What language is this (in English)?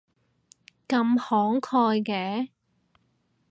Cantonese